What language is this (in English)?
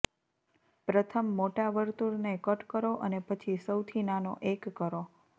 Gujarati